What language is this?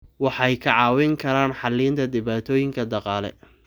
Somali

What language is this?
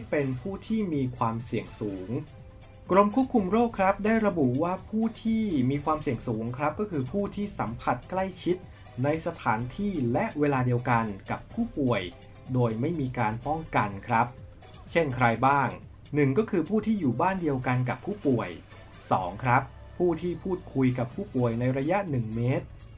Thai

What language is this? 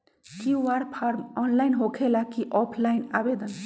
Magahi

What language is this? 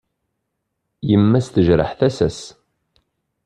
Kabyle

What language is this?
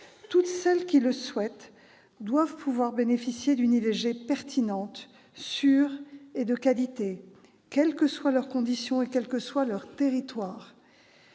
French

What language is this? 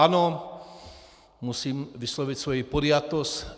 Czech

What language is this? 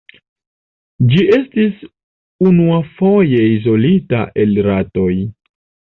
Esperanto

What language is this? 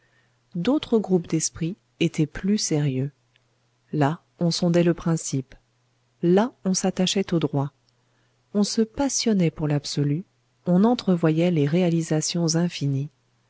French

